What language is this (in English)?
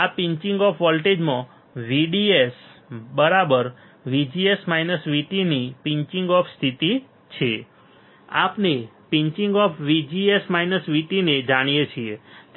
Gujarati